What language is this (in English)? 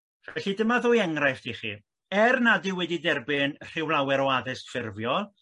Welsh